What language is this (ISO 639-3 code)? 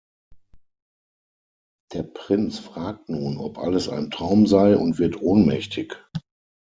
deu